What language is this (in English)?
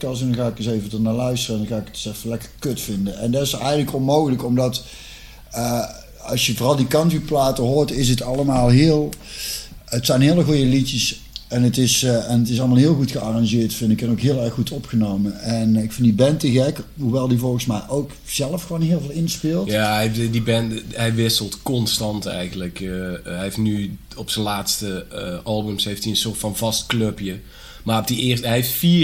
Dutch